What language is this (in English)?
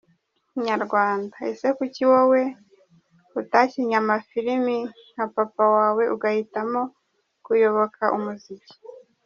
Kinyarwanda